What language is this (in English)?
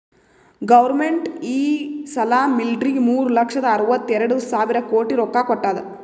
Kannada